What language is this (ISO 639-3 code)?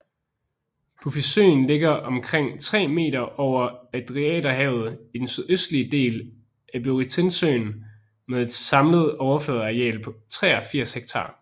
dan